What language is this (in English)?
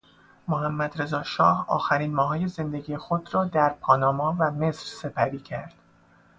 Persian